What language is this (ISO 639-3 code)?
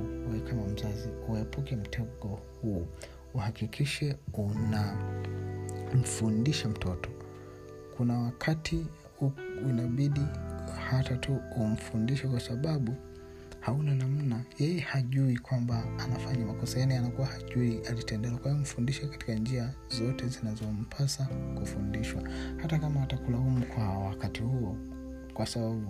swa